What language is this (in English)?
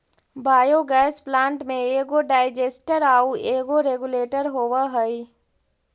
Magahi